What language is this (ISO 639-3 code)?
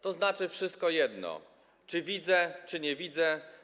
pol